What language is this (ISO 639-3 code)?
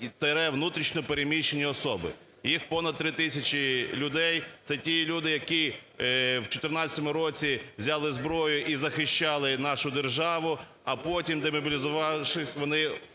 ukr